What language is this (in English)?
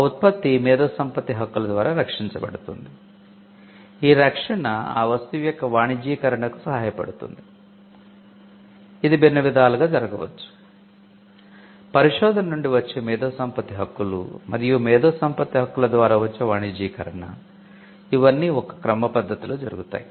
Telugu